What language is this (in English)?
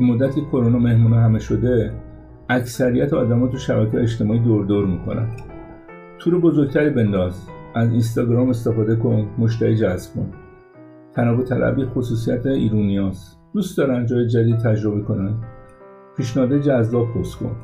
Persian